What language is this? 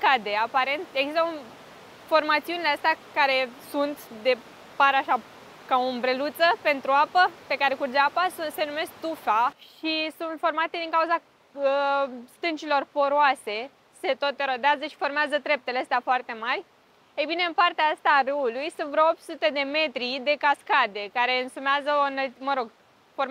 Romanian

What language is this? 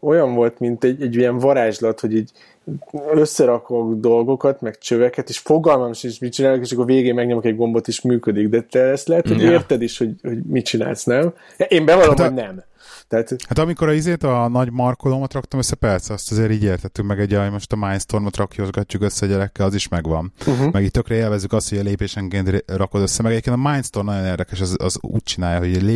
Hungarian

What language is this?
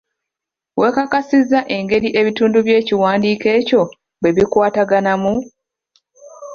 Ganda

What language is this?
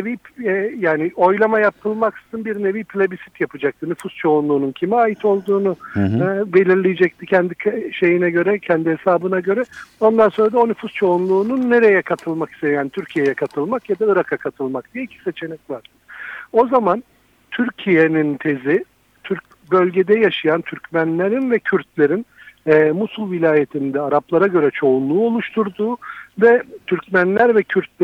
Turkish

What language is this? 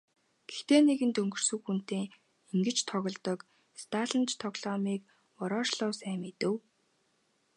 Mongolian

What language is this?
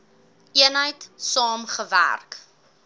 Afrikaans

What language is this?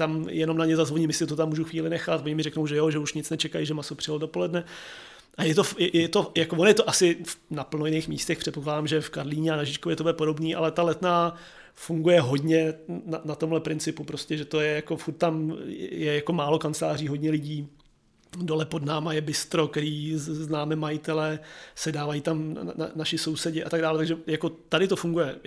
Czech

